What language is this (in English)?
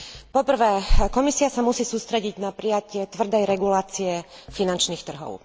Slovak